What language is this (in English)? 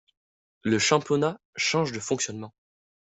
French